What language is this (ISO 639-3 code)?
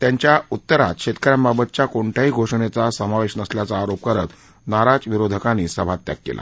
mar